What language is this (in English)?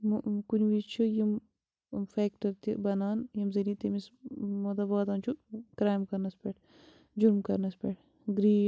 Kashmiri